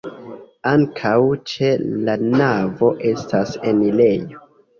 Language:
Esperanto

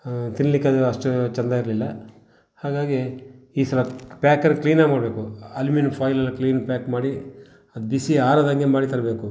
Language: Kannada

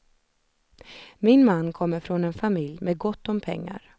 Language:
Swedish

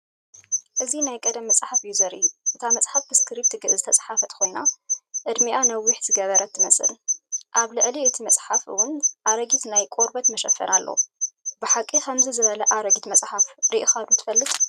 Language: Tigrinya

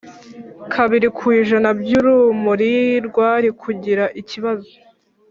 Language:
Kinyarwanda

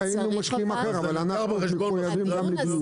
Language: Hebrew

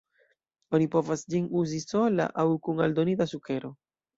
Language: Esperanto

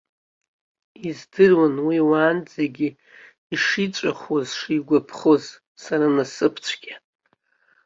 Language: Abkhazian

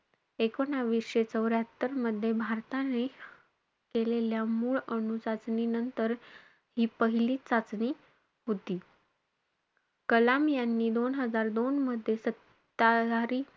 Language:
Marathi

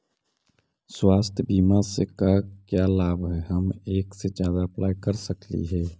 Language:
Magahi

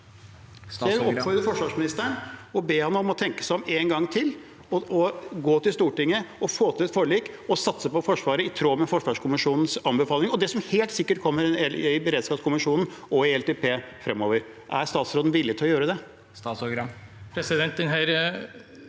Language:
Norwegian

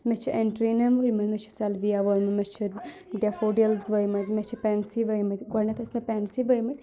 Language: Kashmiri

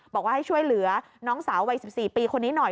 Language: Thai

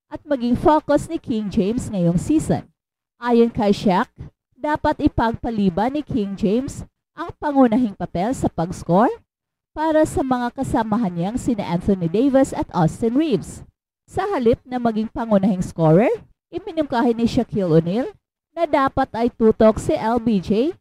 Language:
Filipino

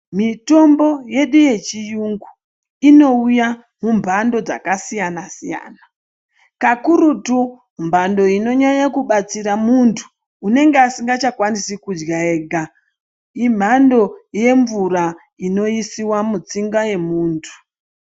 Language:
Ndau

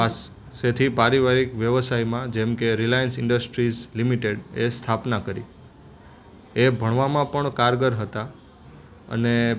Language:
Gujarati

